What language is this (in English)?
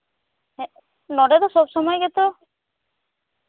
Santali